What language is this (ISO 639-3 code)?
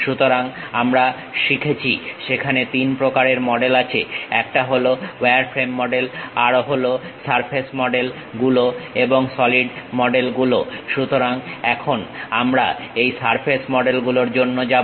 ben